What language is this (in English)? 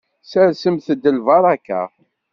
Kabyle